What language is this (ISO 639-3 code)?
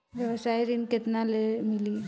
bho